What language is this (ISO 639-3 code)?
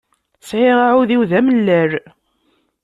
kab